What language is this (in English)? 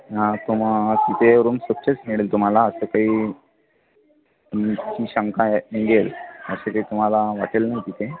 Marathi